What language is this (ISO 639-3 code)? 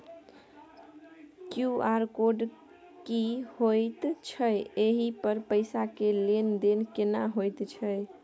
mai